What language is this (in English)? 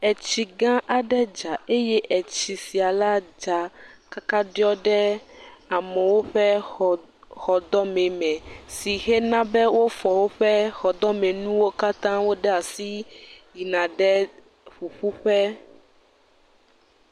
Ewe